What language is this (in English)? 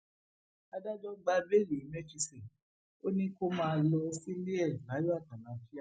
Yoruba